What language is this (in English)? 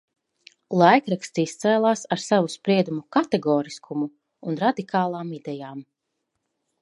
Latvian